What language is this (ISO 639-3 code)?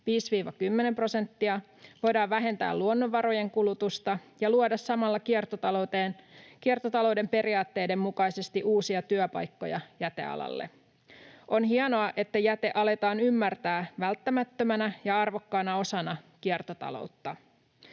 fin